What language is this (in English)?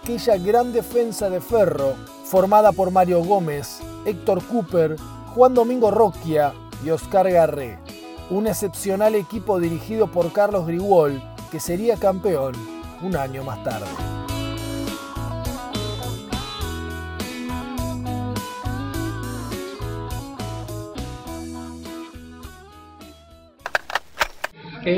Spanish